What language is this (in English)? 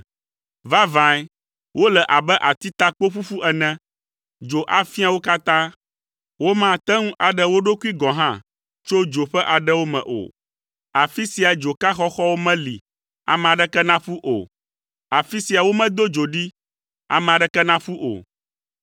Ewe